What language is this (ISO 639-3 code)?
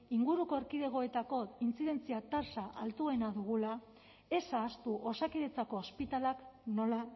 eus